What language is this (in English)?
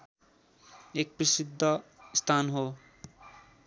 Nepali